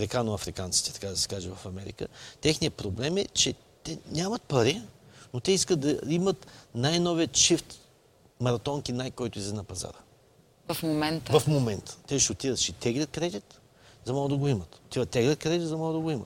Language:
Bulgarian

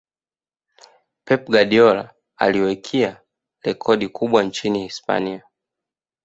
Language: Swahili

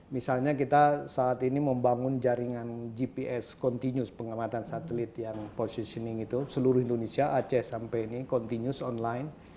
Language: Indonesian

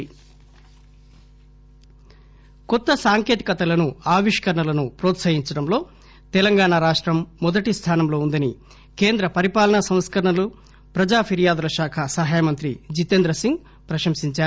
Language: Telugu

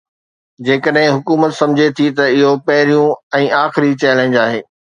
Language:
Sindhi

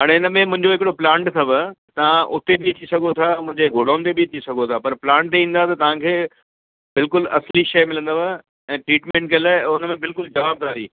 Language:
Sindhi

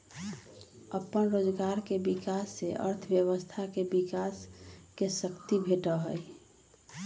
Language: Magahi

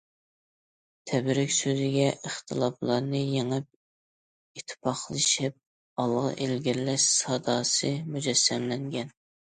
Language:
Uyghur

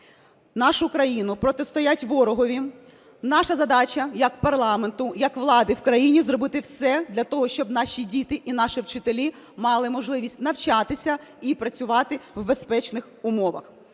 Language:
Ukrainian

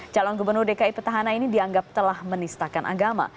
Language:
Indonesian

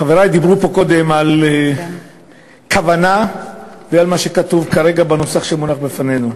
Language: Hebrew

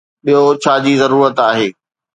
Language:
Sindhi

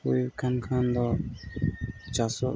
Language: Santali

